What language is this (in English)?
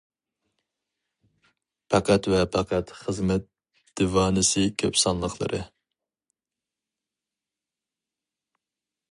Uyghur